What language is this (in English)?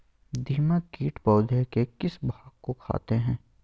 Magahi